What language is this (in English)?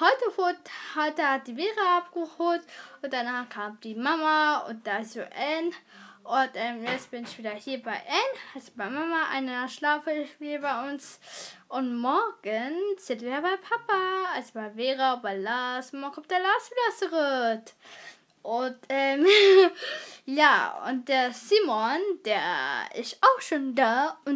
German